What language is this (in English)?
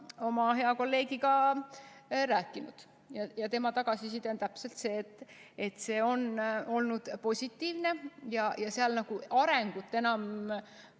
Estonian